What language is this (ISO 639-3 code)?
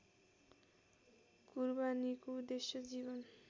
nep